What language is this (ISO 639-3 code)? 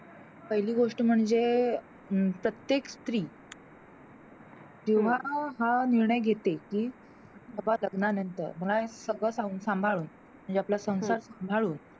mar